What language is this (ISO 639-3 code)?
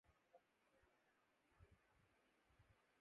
urd